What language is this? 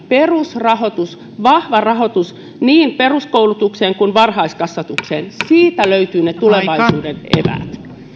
Finnish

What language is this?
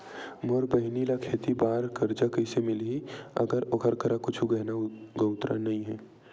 Chhattisgarhi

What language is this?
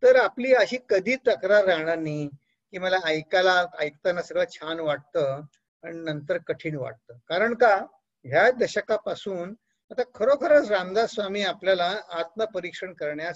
Hindi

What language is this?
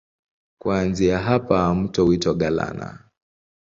Swahili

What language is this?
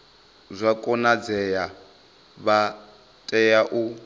Venda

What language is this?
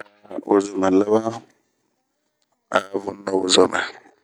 Bomu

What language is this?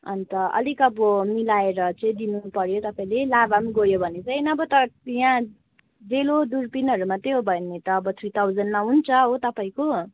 Nepali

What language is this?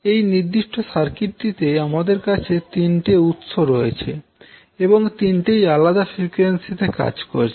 Bangla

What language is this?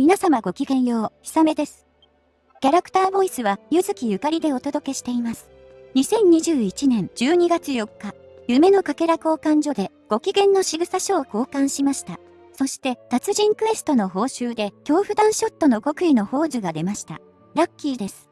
Japanese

